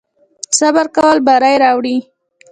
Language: Pashto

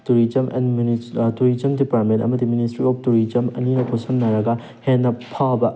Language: Manipuri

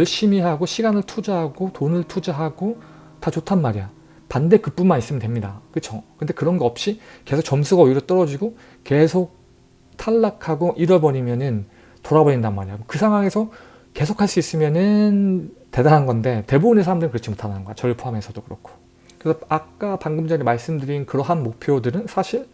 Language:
Korean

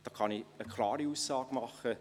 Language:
Swiss German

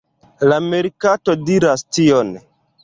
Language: Esperanto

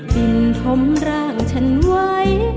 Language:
Thai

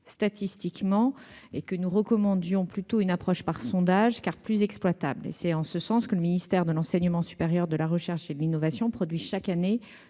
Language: French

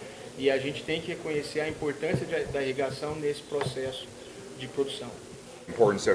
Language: Portuguese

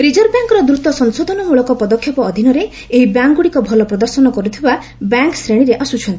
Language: Odia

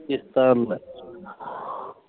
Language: Punjabi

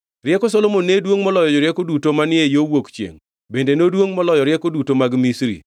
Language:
Luo (Kenya and Tanzania)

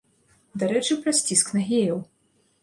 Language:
Belarusian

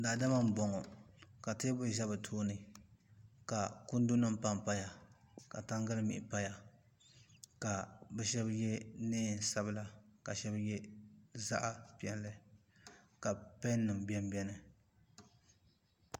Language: Dagbani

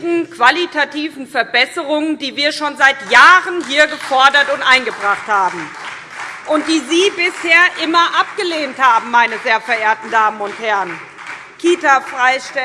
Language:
German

